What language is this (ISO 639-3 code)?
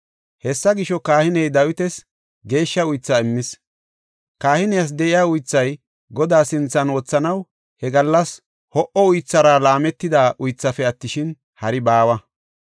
gof